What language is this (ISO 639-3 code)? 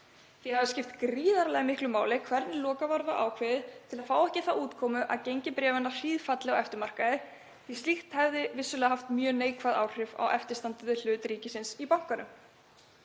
isl